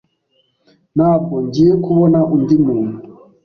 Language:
Kinyarwanda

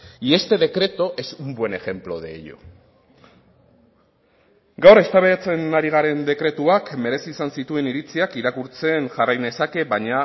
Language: Basque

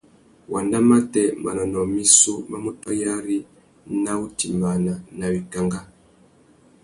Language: Tuki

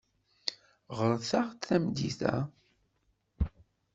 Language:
Kabyle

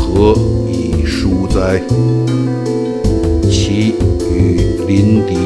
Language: Chinese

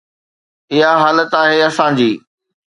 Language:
Sindhi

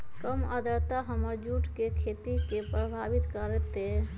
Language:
Magahi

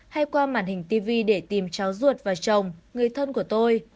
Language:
Vietnamese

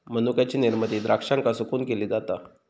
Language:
Marathi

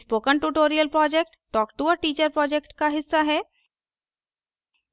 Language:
Hindi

